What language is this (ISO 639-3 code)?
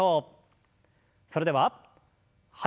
jpn